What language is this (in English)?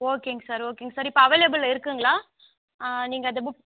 Tamil